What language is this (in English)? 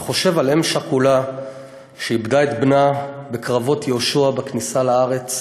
Hebrew